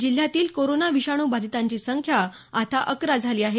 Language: Marathi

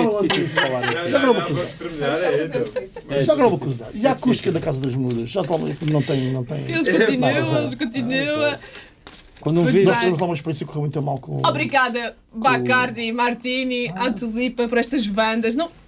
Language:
Portuguese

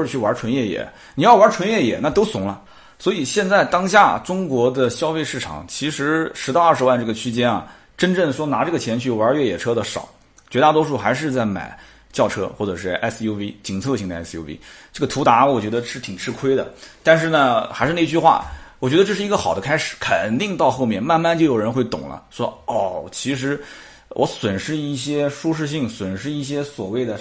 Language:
Chinese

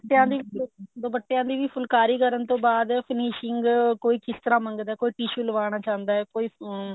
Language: Punjabi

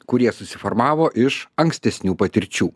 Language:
Lithuanian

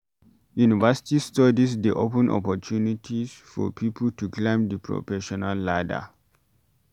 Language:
Nigerian Pidgin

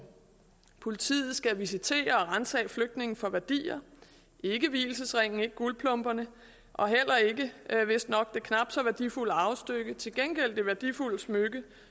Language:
Danish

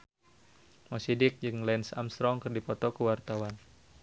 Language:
Sundanese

